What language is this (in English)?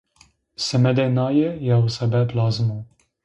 Zaza